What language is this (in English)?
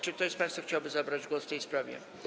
Polish